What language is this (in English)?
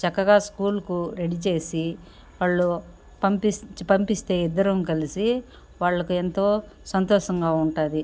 Telugu